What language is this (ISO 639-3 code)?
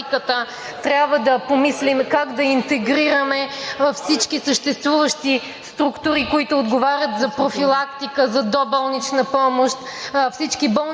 bul